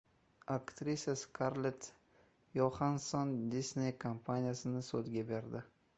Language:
Uzbek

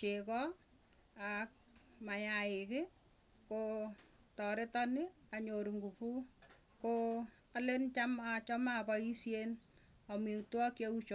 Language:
Tugen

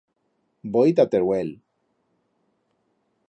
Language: Aragonese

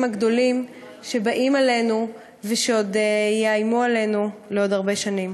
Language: Hebrew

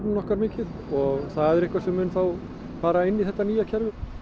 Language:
Icelandic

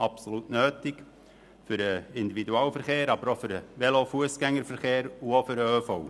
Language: Swiss German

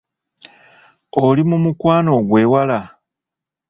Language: Ganda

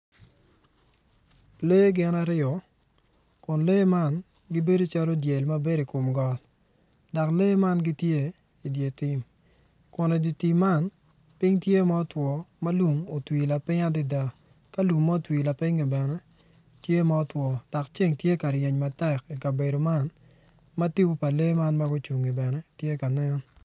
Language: Acoli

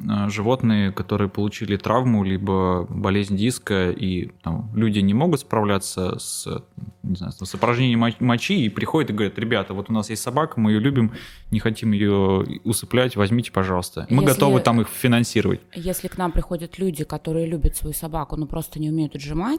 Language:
Russian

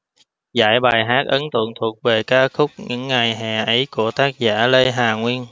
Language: Vietnamese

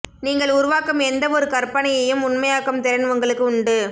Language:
Tamil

